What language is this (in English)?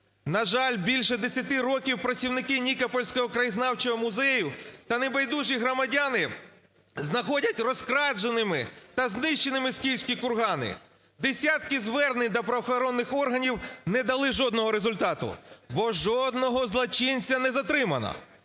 Ukrainian